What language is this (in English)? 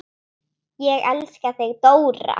Icelandic